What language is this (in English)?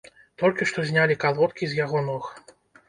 Belarusian